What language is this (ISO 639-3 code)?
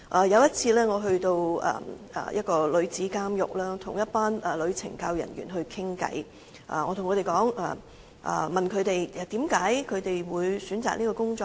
yue